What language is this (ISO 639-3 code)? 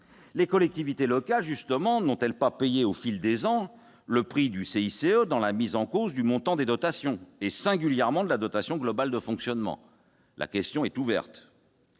fra